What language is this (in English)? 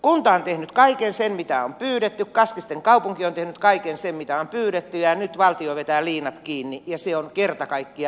Finnish